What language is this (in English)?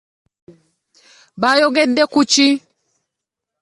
Ganda